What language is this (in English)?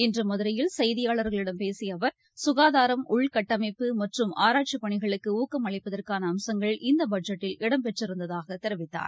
Tamil